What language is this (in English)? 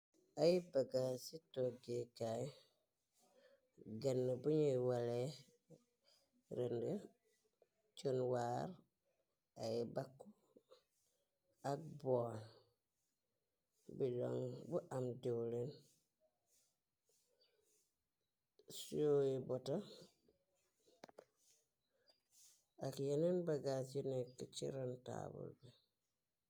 Wolof